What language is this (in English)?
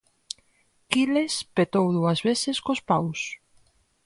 Galician